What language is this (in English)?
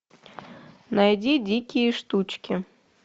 Russian